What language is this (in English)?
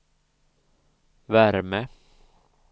Swedish